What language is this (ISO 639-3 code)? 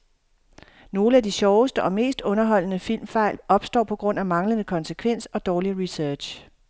dan